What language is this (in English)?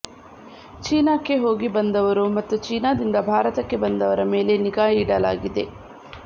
Kannada